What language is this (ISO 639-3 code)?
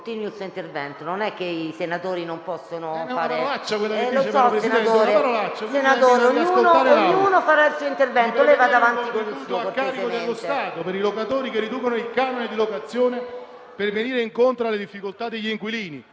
ita